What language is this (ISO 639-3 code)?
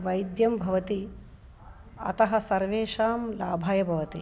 san